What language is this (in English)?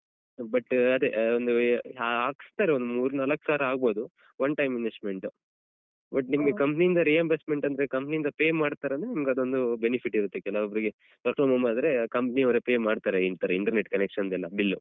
Kannada